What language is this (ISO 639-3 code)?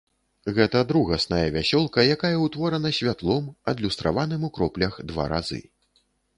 bel